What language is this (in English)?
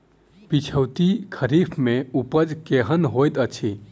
Maithili